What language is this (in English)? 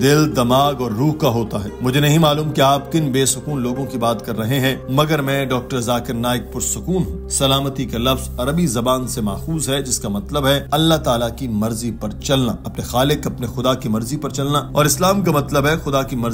English